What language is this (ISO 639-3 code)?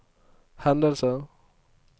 nor